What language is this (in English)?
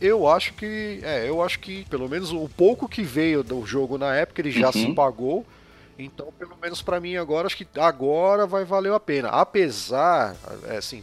Portuguese